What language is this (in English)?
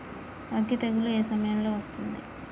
Telugu